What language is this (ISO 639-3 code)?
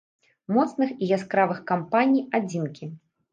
bel